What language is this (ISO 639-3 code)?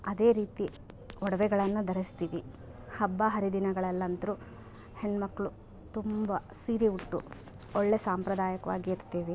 kan